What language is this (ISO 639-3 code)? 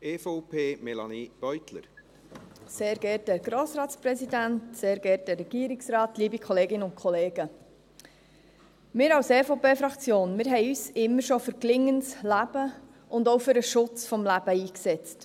gsw